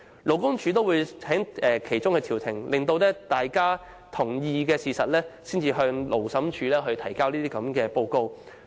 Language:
Cantonese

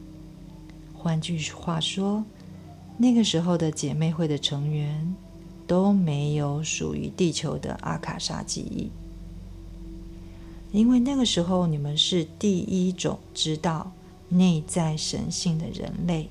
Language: Chinese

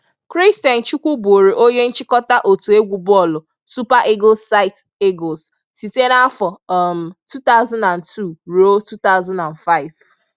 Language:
Igbo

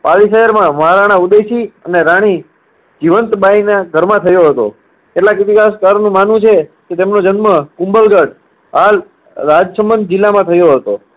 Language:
Gujarati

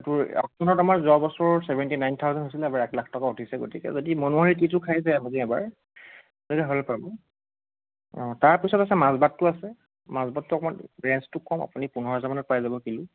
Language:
Assamese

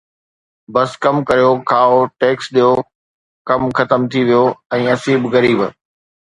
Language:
Sindhi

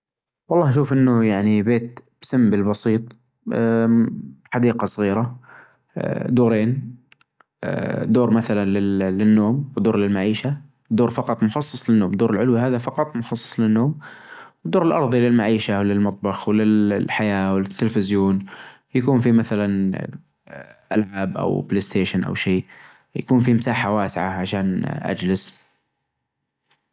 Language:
Najdi Arabic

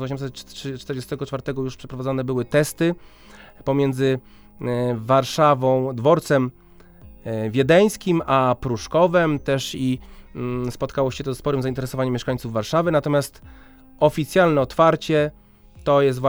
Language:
Polish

